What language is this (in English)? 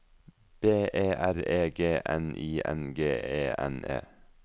Norwegian